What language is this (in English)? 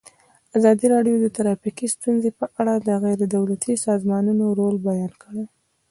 Pashto